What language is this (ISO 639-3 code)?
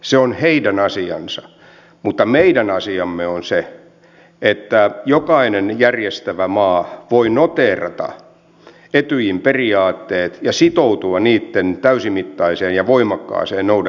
fin